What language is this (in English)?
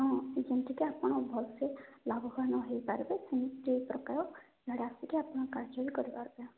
Odia